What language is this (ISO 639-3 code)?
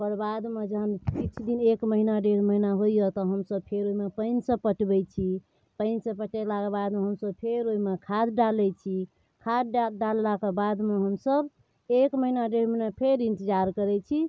mai